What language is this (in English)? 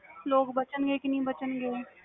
Punjabi